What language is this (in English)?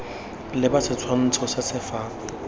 Tswana